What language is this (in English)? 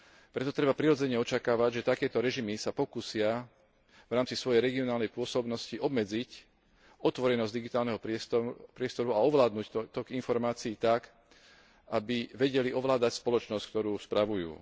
Slovak